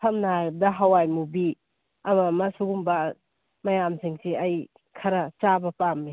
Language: Manipuri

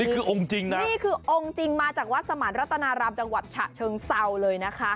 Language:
Thai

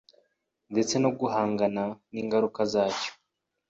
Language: Kinyarwanda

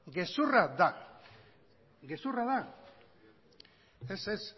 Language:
Basque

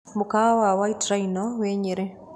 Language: Kikuyu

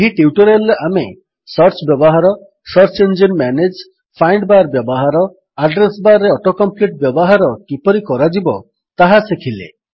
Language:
Odia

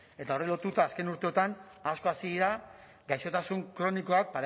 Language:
Basque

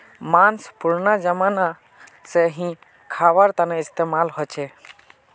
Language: Magahi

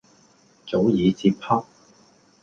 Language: Cantonese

